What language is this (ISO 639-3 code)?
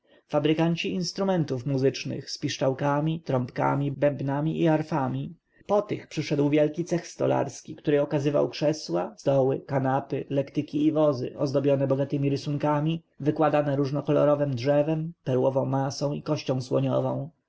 pol